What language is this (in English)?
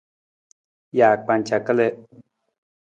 Nawdm